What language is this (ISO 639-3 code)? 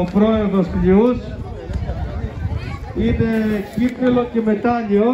ell